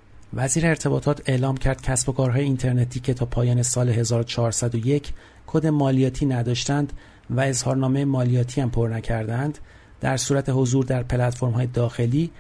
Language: Persian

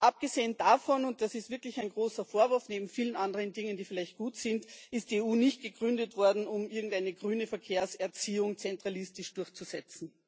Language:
German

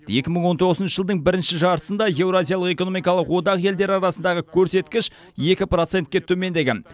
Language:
Kazakh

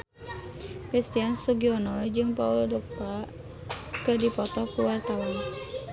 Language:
Sundanese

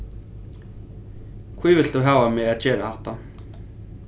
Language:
Faroese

